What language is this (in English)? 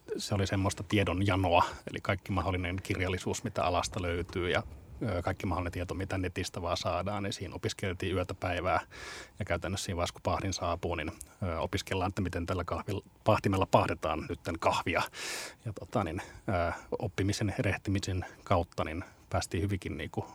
Finnish